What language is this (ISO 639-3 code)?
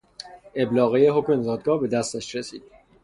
fas